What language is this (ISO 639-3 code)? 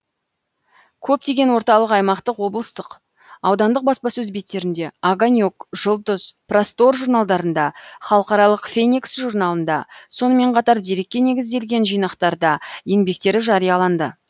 kaz